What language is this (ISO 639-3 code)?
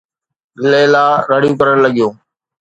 snd